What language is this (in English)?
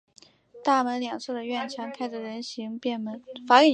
Chinese